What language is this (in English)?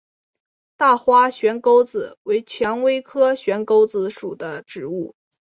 Chinese